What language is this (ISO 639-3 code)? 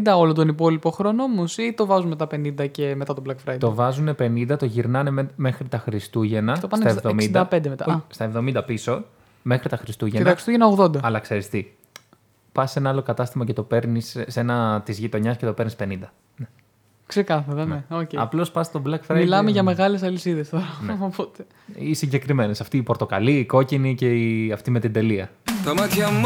ell